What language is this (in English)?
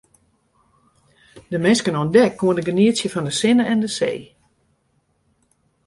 Western Frisian